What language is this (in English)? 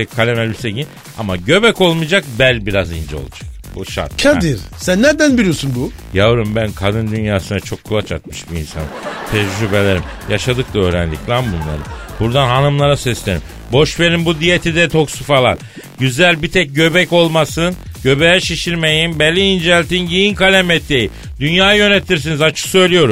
Turkish